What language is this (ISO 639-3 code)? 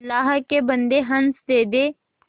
hin